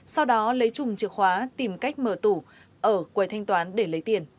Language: Vietnamese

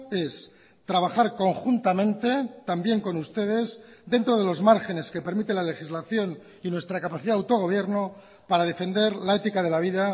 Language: Spanish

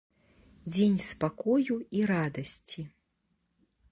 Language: Belarusian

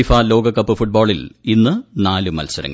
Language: Malayalam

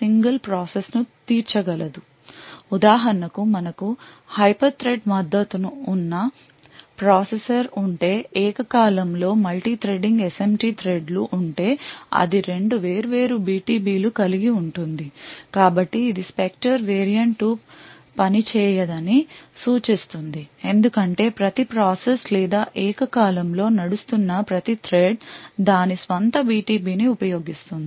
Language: Telugu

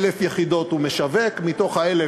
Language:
Hebrew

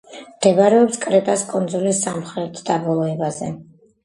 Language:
Georgian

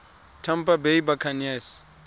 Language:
Tswana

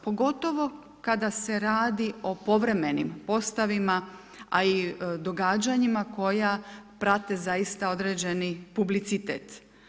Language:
Croatian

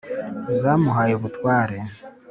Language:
Kinyarwanda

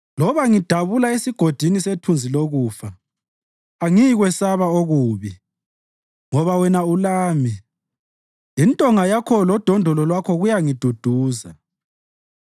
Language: North Ndebele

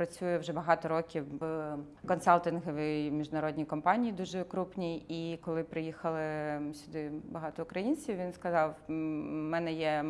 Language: Ukrainian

